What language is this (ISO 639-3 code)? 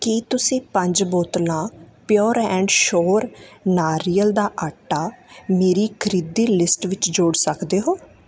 pan